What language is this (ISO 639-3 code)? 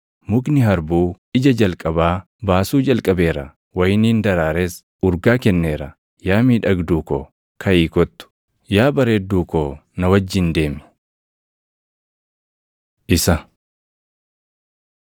orm